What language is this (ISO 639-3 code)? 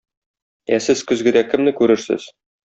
tat